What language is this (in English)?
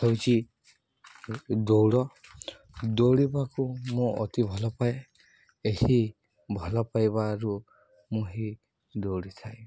Odia